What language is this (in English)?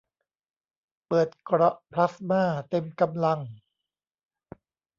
Thai